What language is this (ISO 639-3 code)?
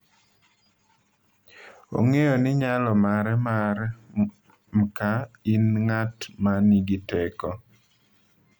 luo